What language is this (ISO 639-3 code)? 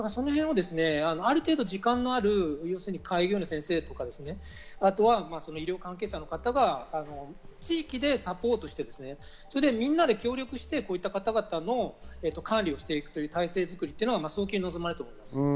jpn